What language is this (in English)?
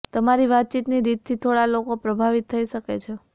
Gujarati